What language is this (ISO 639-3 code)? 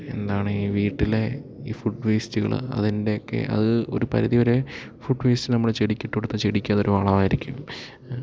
mal